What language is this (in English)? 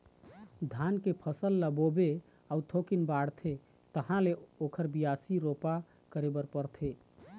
Chhattisgarhi